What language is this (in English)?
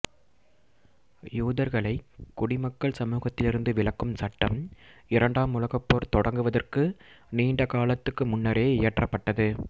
Tamil